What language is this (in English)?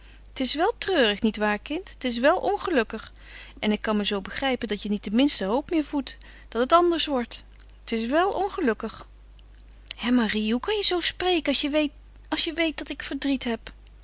Dutch